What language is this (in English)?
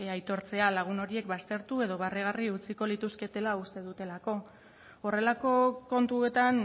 Basque